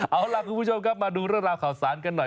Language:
Thai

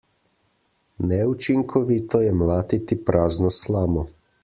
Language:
Slovenian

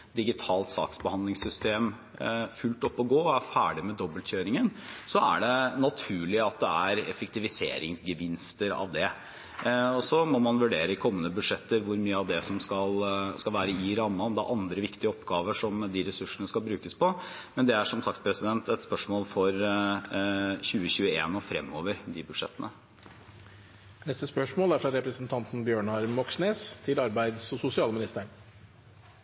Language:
Norwegian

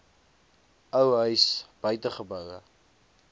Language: Afrikaans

